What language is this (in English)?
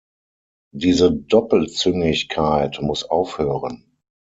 German